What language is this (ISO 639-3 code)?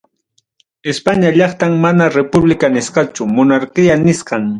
quy